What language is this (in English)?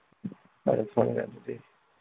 Manipuri